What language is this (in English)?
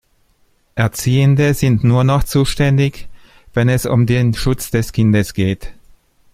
German